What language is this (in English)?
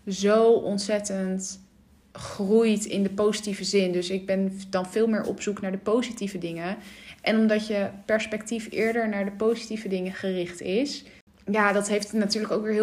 Dutch